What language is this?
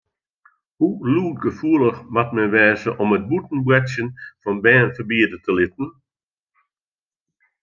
Western Frisian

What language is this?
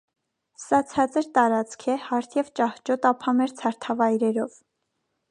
Armenian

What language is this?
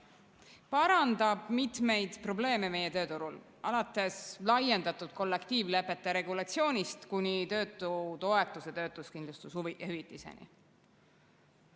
Estonian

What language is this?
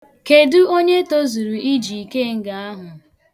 Igbo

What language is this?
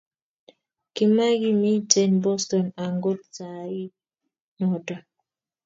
Kalenjin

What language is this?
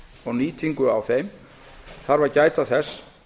Icelandic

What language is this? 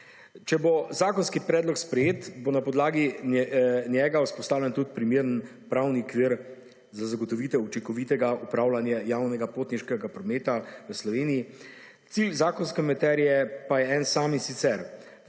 Slovenian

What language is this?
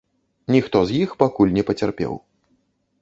Belarusian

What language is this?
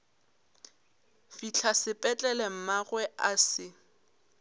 Northern Sotho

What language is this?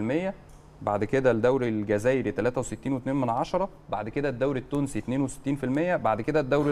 Arabic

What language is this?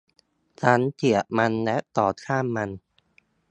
Thai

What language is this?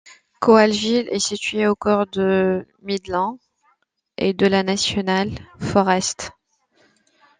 French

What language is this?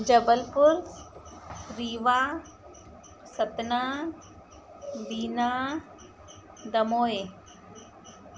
Sindhi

